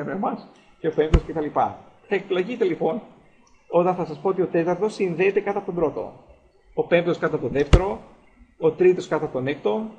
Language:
Greek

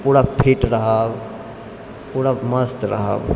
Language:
Maithili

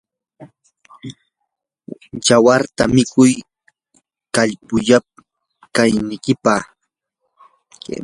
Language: Yanahuanca Pasco Quechua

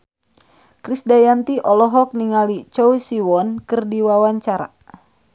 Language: Sundanese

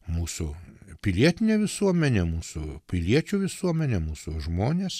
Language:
Lithuanian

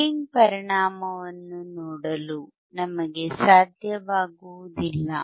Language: Kannada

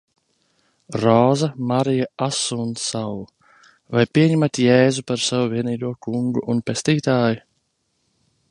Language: Latvian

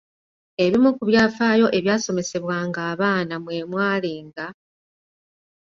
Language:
Ganda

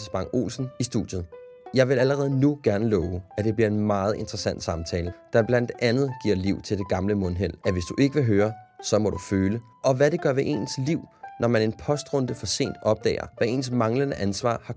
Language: Danish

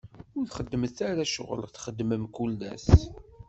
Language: Kabyle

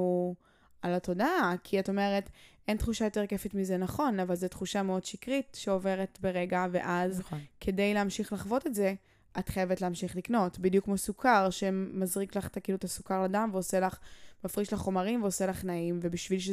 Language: Hebrew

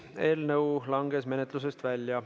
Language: Estonian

